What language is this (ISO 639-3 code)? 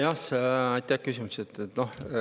est